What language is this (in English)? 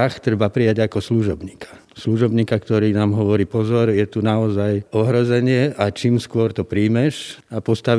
Slovak